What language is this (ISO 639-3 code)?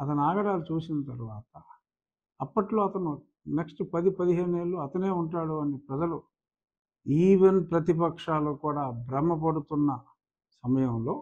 tel